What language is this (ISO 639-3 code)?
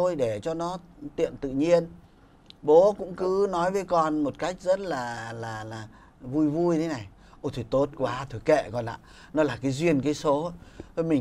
vie